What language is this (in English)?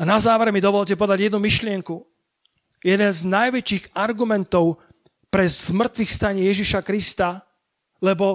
Slovak